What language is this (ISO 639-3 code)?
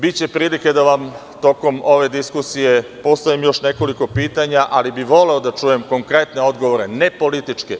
srp